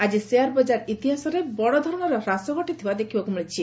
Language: Odia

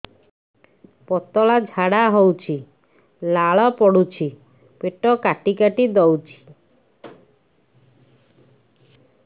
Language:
Odia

